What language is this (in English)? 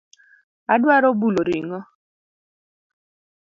Luo (Kenya and Tanzania)